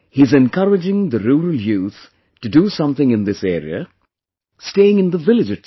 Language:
English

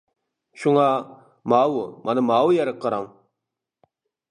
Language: Uyghur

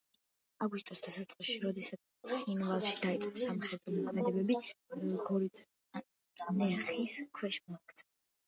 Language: Georgian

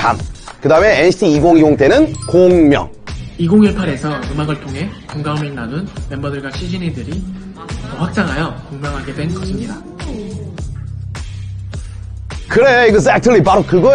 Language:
Korean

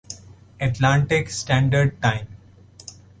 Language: Urdu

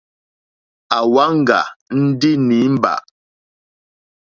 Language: Mokpwe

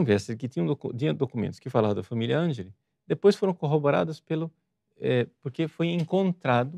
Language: Portuguese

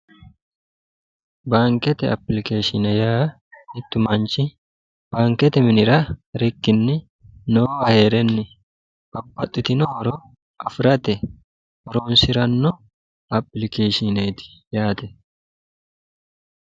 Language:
Sidamo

